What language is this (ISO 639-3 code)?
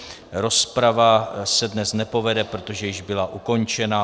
ces